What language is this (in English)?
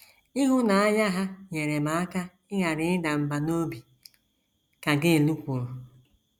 Igbo